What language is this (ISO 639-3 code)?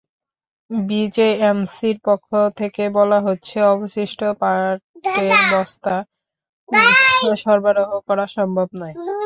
ben